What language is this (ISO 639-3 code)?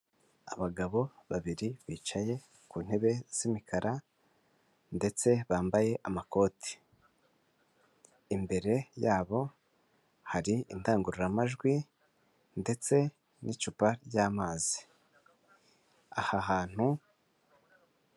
kin